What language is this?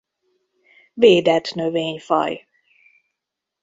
Hungarian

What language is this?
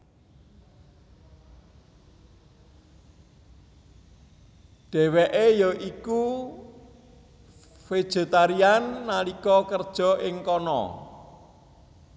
Javanese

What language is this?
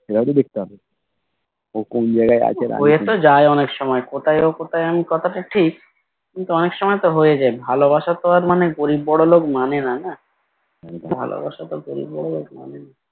Bangla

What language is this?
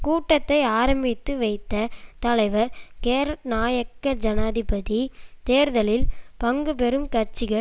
Tamil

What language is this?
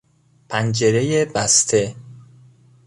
Persian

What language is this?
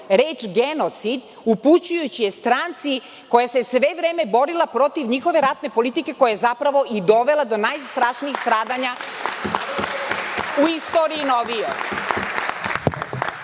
Serbian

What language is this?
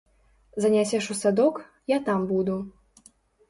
Belarusian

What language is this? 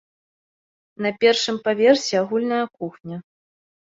Belarusian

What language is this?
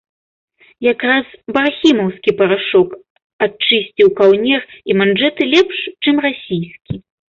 Belarusian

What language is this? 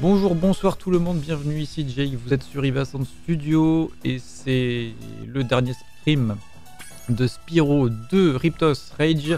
French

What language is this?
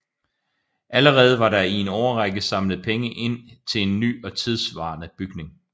Danish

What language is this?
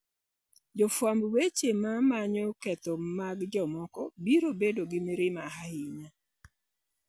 Luo (Kenya and Tanzania)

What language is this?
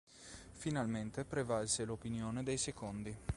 Italian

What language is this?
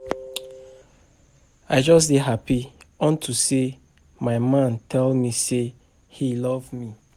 Nigerian Pidgin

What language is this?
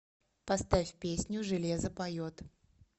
Russian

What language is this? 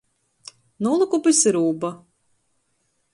Latgalian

